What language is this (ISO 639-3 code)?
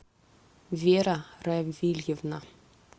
rus